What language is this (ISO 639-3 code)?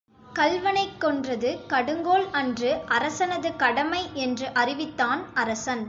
tam